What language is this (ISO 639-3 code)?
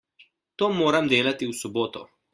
slv